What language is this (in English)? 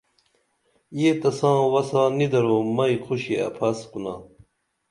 Dameli